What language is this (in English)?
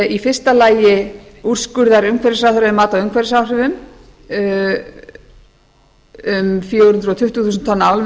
Icelandic